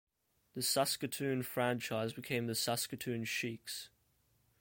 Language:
English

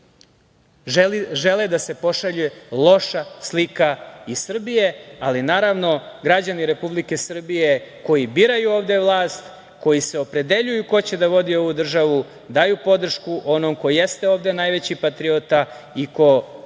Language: Serbian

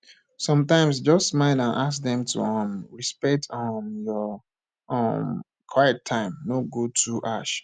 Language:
Nigerian Pidgin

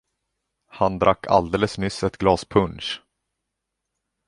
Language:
Swedish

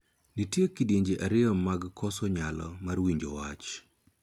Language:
Luo (Kenya and Tanzania)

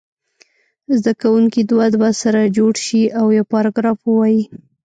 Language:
Pashto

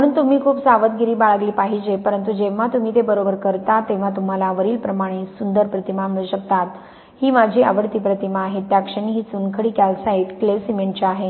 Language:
Marathi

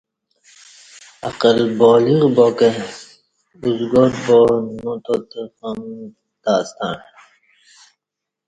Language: Kati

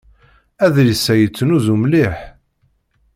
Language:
Kabyle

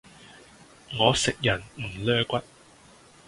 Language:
Cantonese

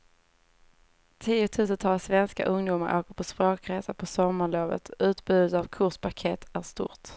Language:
Swedish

